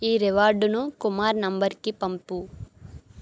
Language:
Telugu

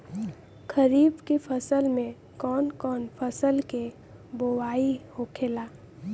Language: Bhojpuri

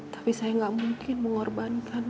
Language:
Indonesian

